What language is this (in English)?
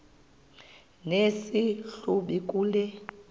Xhosa